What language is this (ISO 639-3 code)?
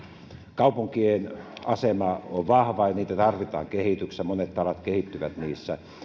fin